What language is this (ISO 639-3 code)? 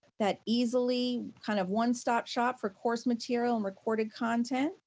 eng